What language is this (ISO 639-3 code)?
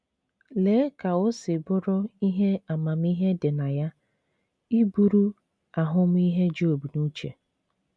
ibo